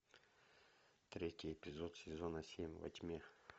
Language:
Russian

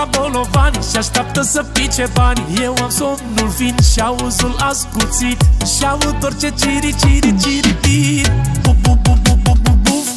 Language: Romanian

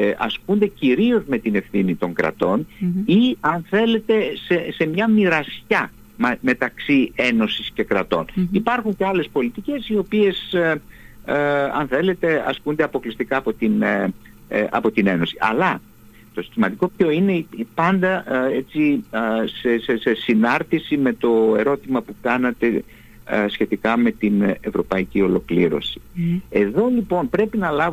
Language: Greek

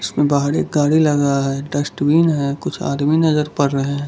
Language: Hindi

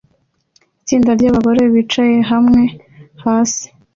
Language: Kinyarwanda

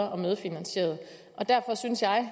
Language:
Danish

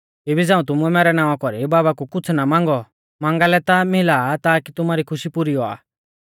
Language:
Mahasu Pahari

